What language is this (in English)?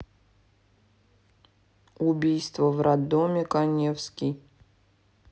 Russian